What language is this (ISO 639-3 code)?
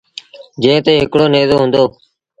sbn